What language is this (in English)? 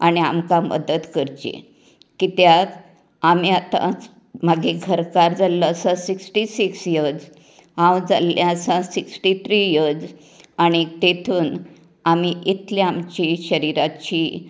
Konkani